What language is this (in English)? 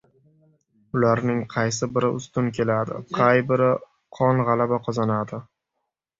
Uzbek